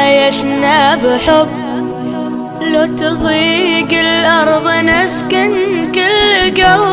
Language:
Indonesian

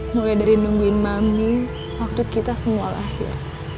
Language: Indonesian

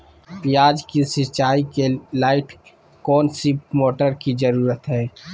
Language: Magahi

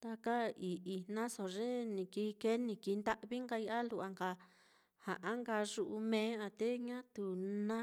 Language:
Mitlatongo Mixtec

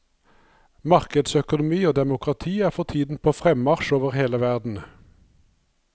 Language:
Norwegian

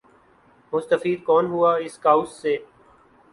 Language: Urdu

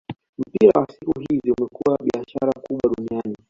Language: Swahili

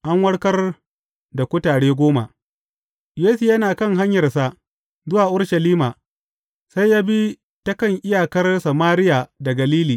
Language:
Hausa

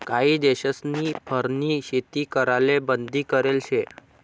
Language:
Marathi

